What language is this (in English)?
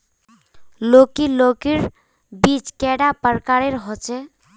Magahi